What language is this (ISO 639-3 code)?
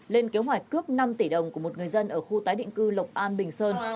vie